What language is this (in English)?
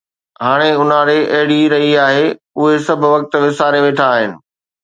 Sindhi